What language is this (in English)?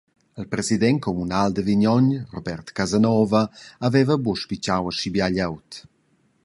Romansh